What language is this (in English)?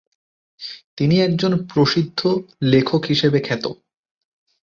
Bangla